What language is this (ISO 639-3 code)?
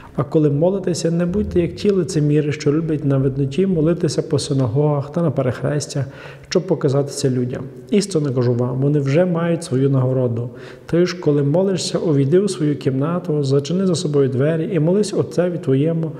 ukr